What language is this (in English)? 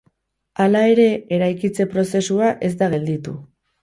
Basque